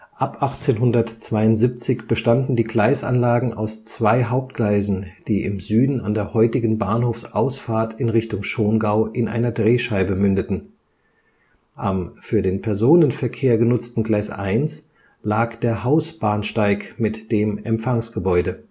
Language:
German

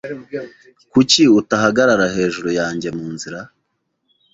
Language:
Kinyarwanda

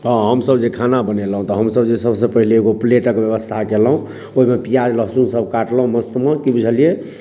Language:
Maithili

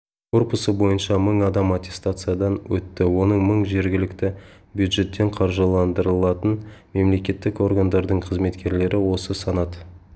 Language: Kazakh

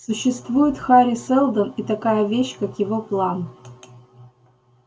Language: Russian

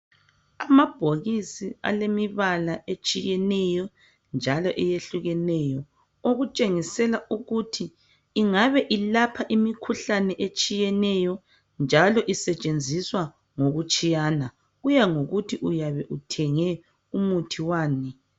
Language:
North Ndebele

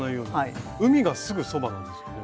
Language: Japanese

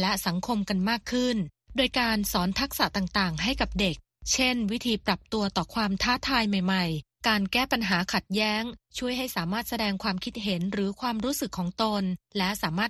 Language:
Thai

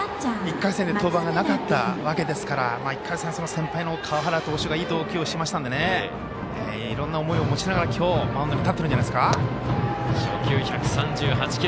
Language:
Japanese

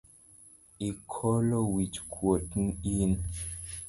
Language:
Luo (Kenya and Tanzania)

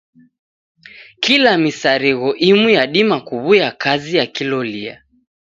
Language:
Taita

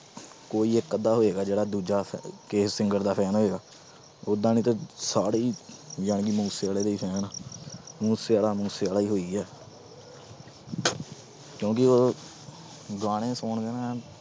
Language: Punjabi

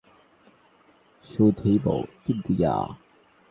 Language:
Bangla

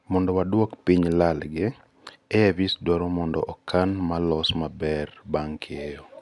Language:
Luo (Kenya and Tanzania)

